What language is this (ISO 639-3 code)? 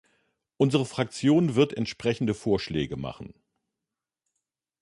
deu